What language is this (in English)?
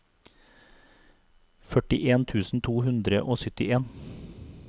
Norwegian